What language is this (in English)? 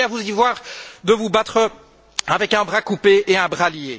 French